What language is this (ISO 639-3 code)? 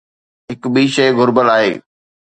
snd